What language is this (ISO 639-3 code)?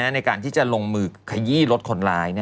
tha